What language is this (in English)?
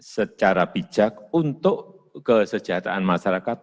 Indonesian